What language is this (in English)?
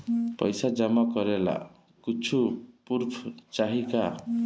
Bhojpuri